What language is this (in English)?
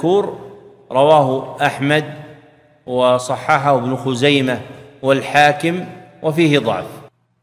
Arabic